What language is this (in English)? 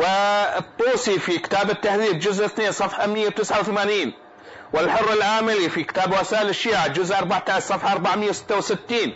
Arabic